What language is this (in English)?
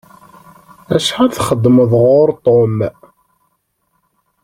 Kabyle